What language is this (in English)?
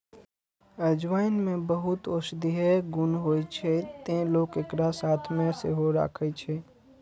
Maithili